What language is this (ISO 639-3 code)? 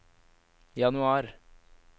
nor